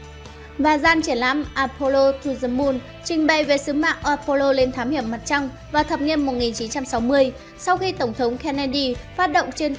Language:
Vietnamese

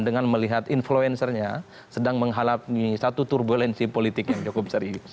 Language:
Indonesian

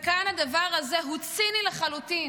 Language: Hebrew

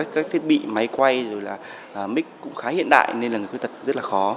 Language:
Vietnamese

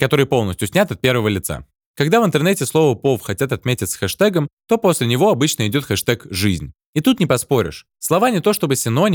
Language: Russian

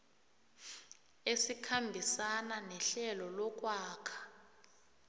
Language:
South Ndebele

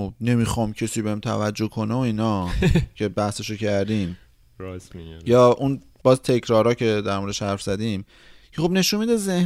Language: Persian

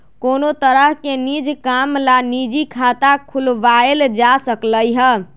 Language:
Magahi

